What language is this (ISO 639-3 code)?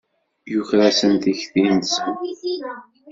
kab